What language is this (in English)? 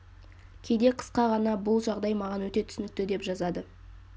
Kazakh